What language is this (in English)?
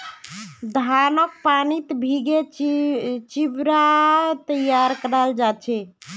Magahi